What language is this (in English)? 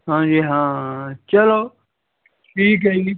Punjabi